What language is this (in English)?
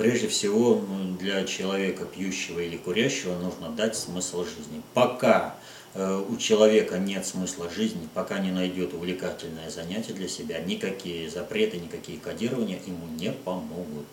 Russian